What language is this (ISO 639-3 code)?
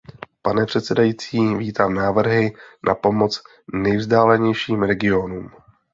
ces